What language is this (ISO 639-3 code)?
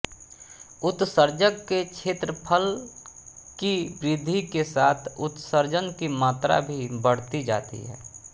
hin